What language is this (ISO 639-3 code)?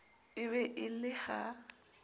sot